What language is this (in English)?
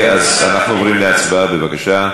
Hebrew